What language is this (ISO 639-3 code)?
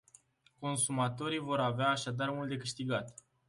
ron